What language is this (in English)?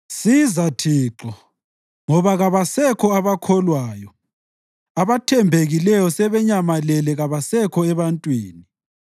North Ndebele